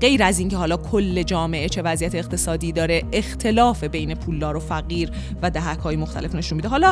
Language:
Persian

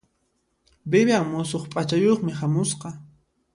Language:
Puno Quechua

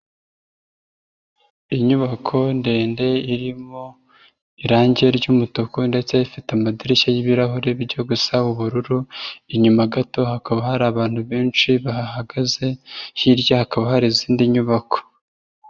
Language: Kinyarwanda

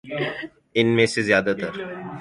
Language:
Urdu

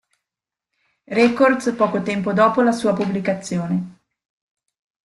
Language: Italian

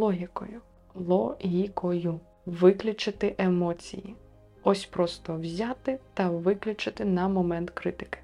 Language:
Ukrainian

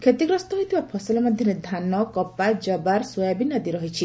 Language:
Odia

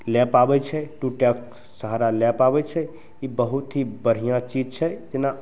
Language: Maithili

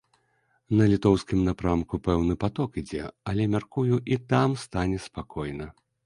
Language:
Belarusian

